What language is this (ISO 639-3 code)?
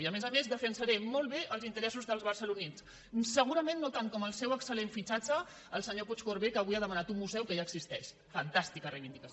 cat